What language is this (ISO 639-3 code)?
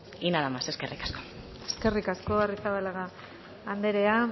eus